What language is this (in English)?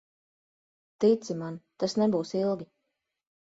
Latvian